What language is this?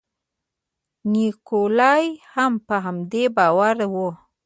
Pashto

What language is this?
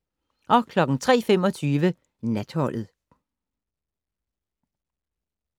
Danish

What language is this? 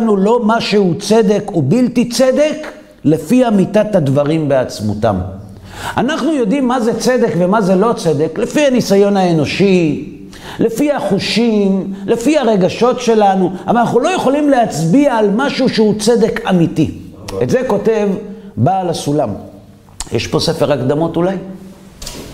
Hebrew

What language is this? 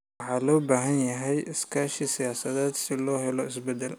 Somali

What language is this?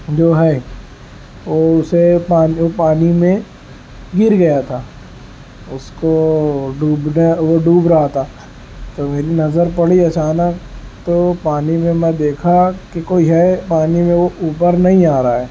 Urdu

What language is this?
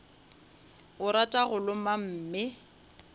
Northern Sotho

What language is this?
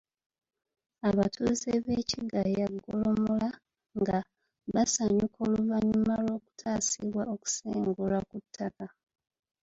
Ganda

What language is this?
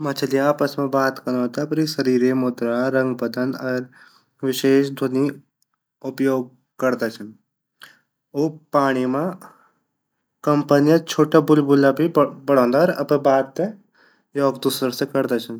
Garhwali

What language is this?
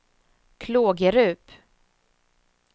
Swedish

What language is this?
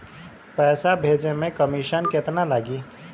Bhojpuri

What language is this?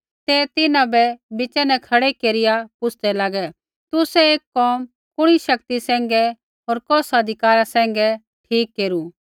Kullu Pahari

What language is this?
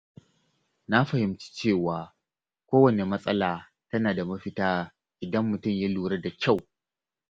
Hausa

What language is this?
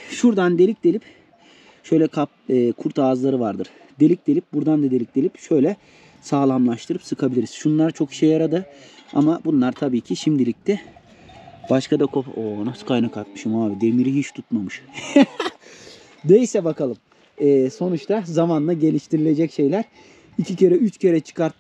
Turkish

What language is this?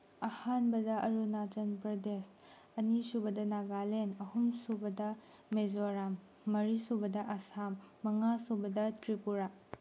Manipuri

